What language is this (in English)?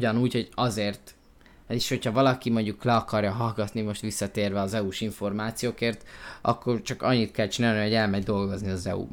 Hungarian